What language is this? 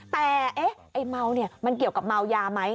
Thai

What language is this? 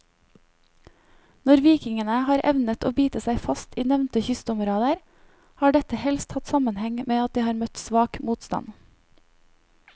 Norwegian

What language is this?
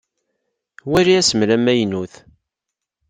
Kabyle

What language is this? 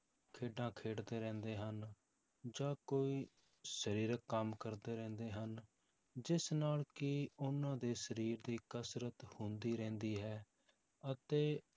Punjabi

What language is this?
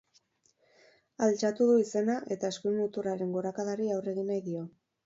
Basque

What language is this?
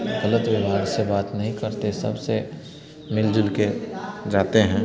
Hindi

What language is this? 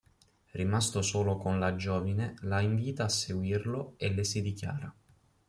Italian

